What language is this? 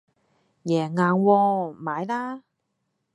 Cantonese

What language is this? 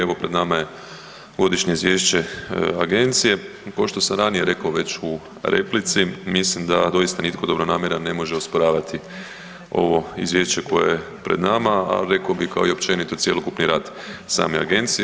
Croatian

